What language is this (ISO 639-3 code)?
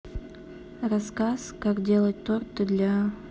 rus